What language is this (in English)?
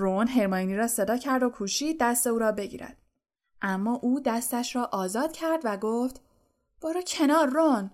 Persian